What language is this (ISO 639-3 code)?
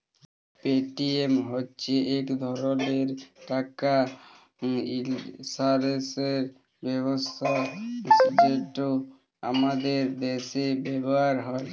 ben